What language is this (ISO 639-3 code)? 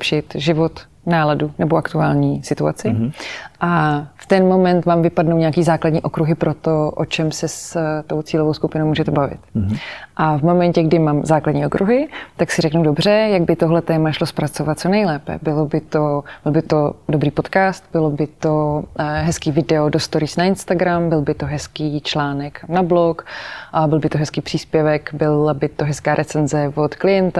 ces